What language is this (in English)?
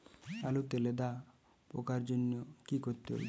Bangla